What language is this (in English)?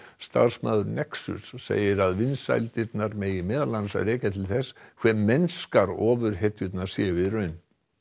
Icelandic